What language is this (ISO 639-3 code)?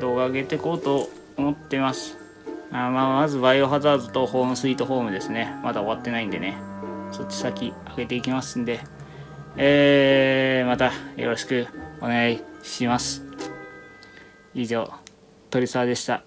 jpn